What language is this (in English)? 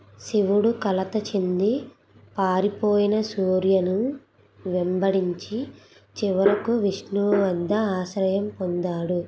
Telugu